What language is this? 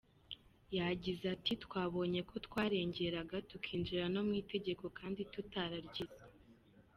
Kinyarwanda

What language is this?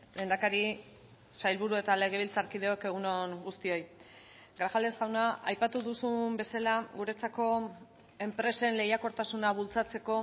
Basque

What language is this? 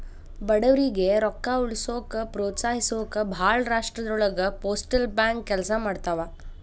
Kannada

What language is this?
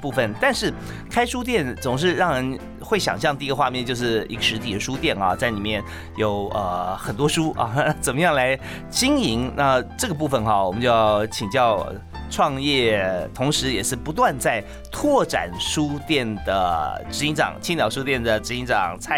Chinese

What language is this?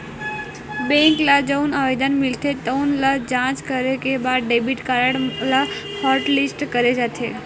Chhattisgarhi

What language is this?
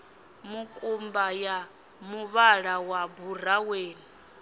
Venda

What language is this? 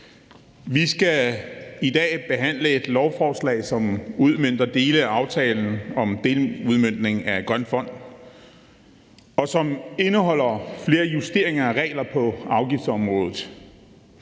Danish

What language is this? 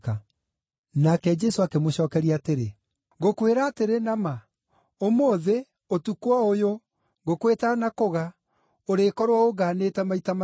Kikuyu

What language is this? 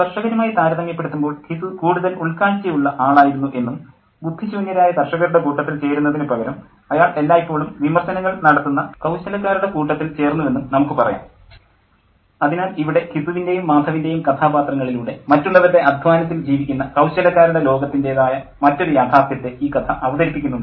Malayalam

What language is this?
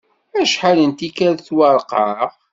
Kabyle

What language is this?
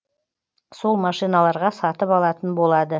Kazakh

